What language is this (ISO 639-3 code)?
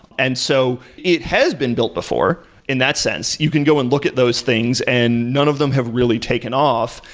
eng